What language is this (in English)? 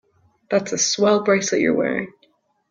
English